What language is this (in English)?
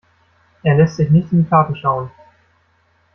German